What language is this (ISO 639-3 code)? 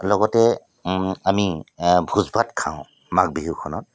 asm